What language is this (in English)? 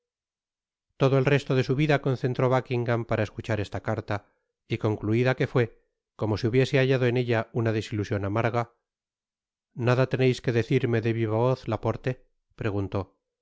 Spanish